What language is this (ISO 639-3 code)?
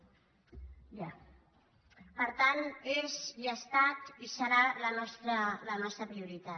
cat